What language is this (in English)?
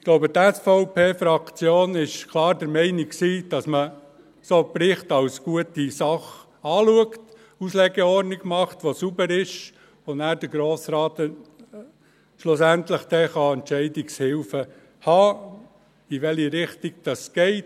Swiss German